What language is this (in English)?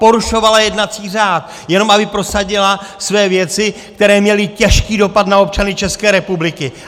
Czech